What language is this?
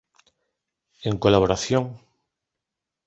Galician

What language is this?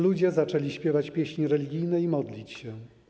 Polish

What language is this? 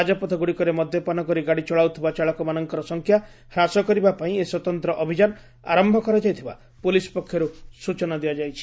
Odia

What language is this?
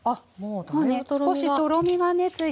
Japanese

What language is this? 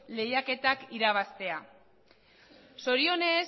Basque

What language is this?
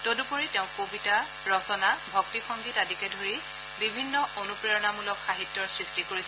Assamese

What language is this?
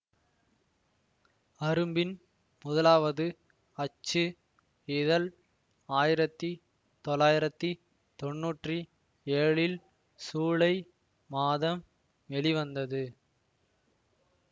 Tamil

